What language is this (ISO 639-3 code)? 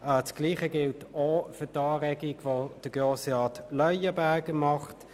gsw